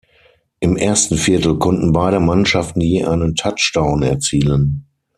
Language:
German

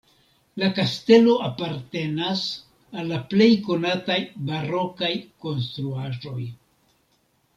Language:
Esperanto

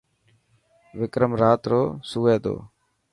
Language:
Dhatki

